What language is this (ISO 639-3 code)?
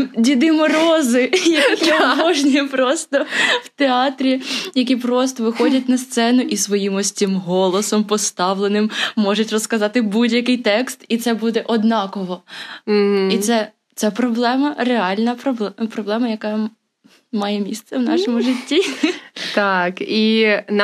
ukr